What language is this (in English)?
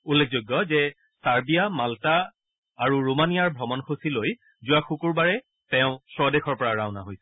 Assamese